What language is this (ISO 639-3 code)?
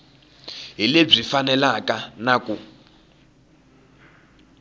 tso